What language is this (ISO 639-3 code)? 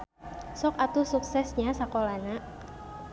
sun